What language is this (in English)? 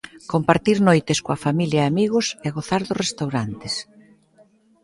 Galician